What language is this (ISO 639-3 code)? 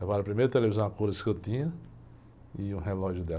por